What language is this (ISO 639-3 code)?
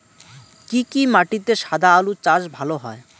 ben